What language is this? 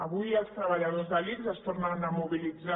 Catalan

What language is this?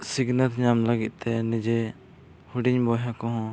Santali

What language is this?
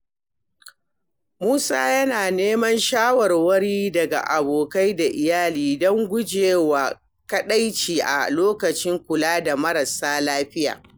Hausa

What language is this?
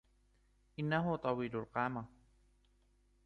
Arabic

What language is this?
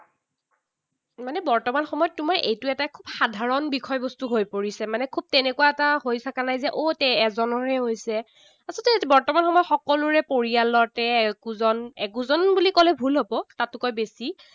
Assamese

